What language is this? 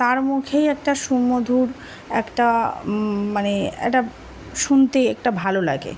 Bangla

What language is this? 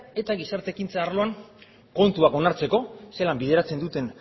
Basque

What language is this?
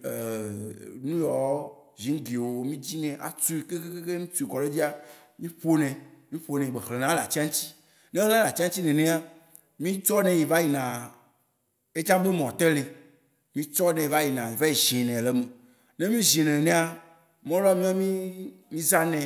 Waci Gbe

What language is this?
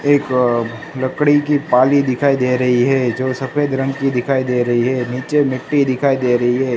Hindi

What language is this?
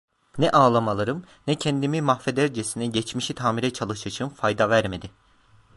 Turkish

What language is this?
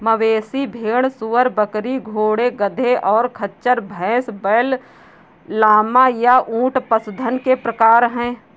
Hindi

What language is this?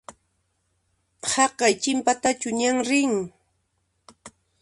Puno Quechua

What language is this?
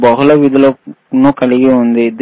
Telugu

